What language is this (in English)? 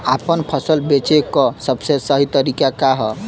Bhojpuri